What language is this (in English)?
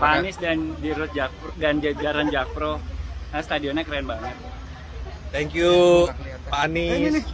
Indonesian